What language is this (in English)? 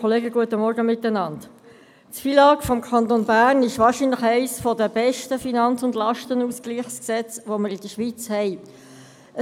Swiss German